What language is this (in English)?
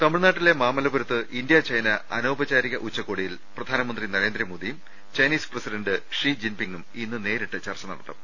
Malayalam